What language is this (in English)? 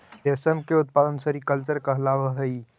Magahi